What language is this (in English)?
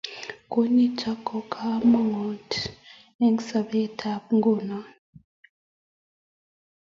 Kalenjin